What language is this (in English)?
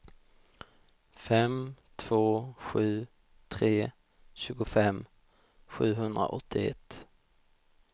Swedish